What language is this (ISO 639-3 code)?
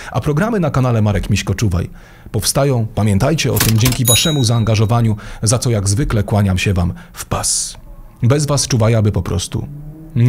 pol